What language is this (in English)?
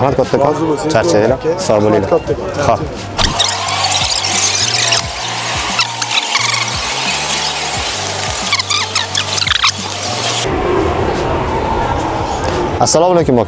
Uzbek